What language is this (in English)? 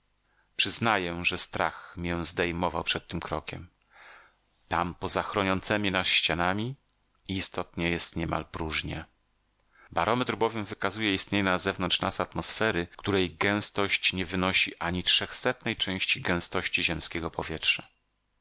Polish